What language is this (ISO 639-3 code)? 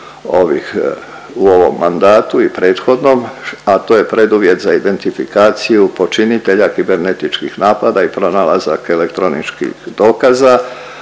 hrv